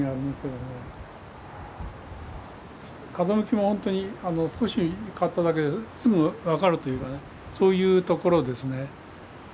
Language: Japanese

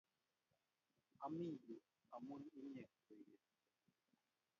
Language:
Kalenjin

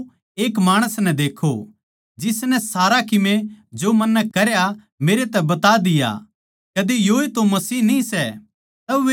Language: Haryanvi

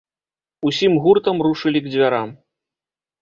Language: Belarusian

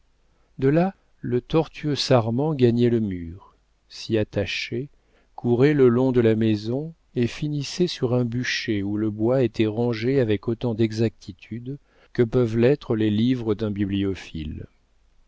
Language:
French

